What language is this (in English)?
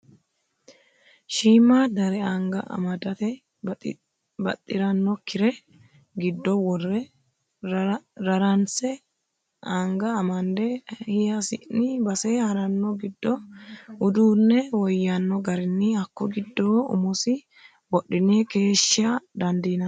Sidamo